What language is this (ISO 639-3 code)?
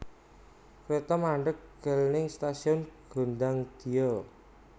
jav